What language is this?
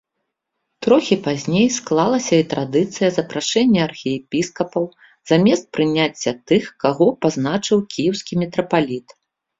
Belarusian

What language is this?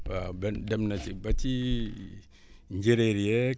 Wolof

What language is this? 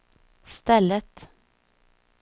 Swedish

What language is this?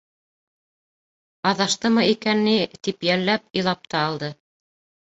Bashkir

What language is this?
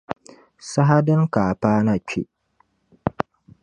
Dagbani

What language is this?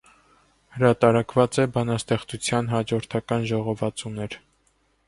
Armenian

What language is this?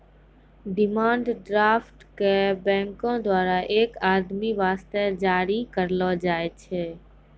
Maithili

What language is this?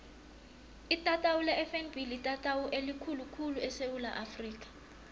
South Ndebele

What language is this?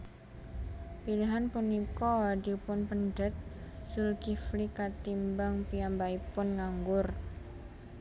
Javanese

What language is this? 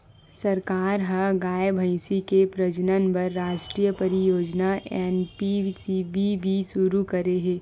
Chhattisgarhi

